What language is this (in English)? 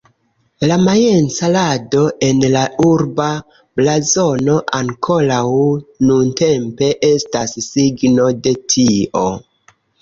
Esperanto